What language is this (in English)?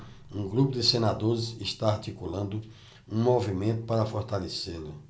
Portuguese